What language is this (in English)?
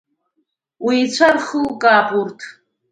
Abkhazian